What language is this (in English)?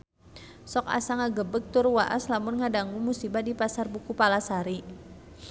Sundanese